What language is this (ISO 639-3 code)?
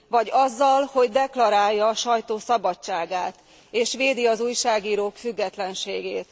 hun